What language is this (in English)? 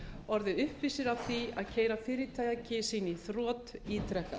Icelandic